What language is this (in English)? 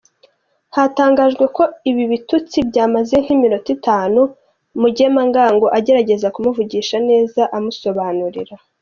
Kinyarwanda